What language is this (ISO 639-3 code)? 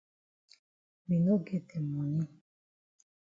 wes